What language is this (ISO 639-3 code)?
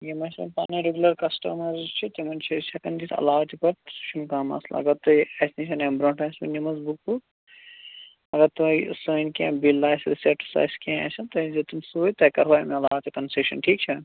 kas